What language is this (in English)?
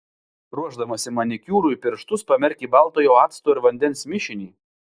Lithuanian